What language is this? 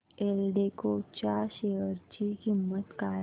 Marathi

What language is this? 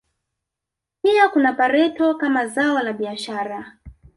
Swahili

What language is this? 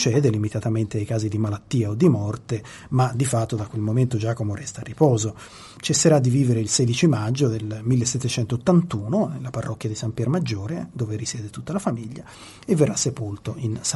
Italian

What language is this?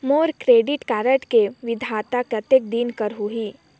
Chhattisgarhi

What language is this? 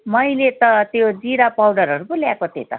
Nepali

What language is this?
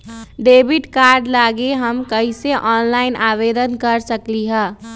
Magahi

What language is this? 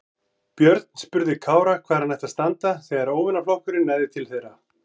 Icelandic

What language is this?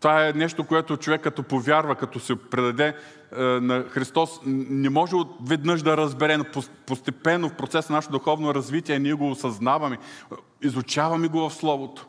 Bulgarian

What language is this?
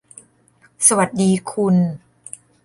Thai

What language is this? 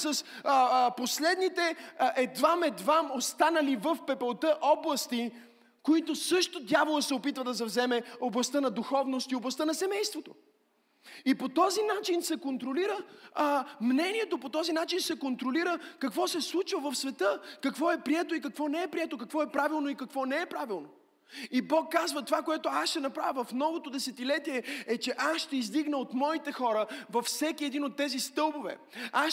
Bulgarian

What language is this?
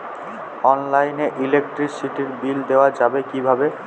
Bangla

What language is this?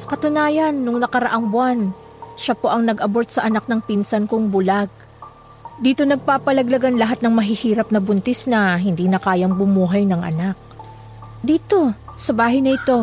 Filipino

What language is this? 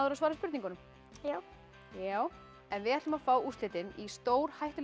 Icelandic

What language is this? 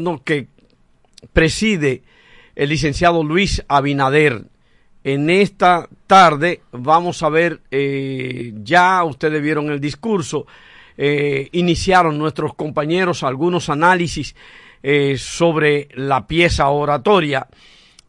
Spanish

